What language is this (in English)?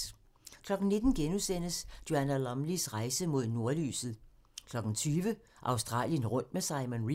Danish